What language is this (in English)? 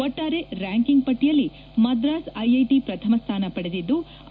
Kannada